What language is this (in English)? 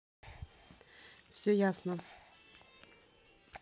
Russian